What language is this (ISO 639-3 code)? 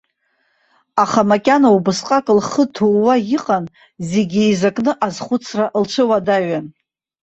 abk